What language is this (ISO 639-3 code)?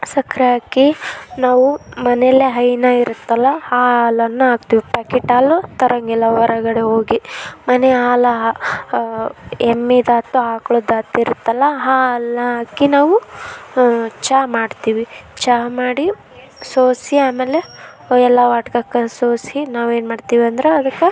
kan